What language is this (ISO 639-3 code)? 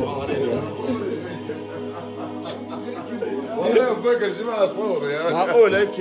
ara